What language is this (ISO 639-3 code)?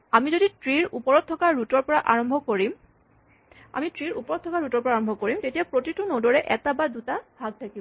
asm